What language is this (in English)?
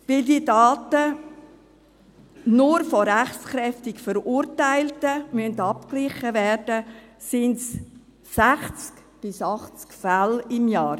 Swiss German